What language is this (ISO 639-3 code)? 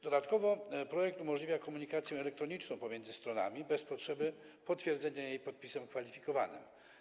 pol